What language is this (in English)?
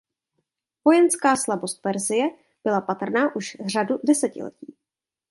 Czech